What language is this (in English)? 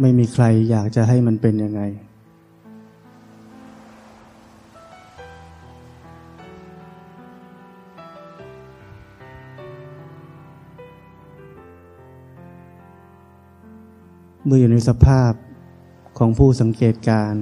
Thai